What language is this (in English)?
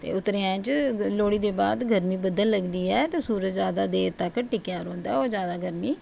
Dogri